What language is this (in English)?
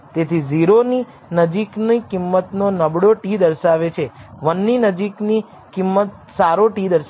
Gujarati